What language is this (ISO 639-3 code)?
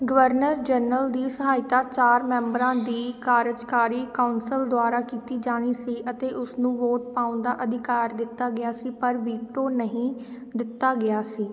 pan